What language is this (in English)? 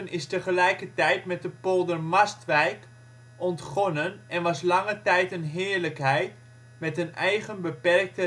Dutch